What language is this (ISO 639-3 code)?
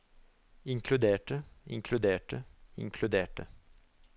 nor